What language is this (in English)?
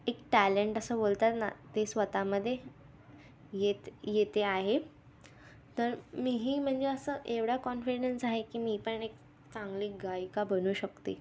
Marathi